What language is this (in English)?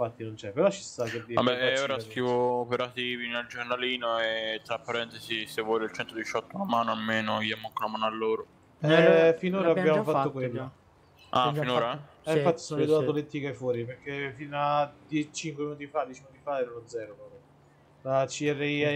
Italian